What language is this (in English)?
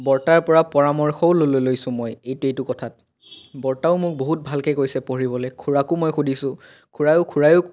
Assamese